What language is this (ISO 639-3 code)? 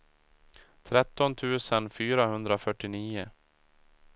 swe